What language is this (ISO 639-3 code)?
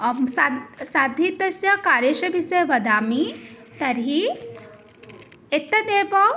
san